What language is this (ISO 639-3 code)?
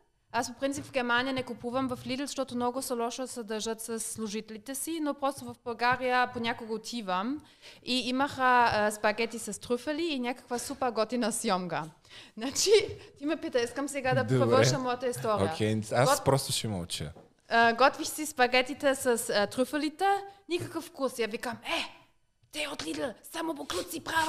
bul